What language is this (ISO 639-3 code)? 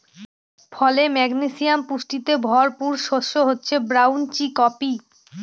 ben